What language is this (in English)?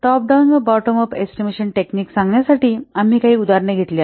Marathi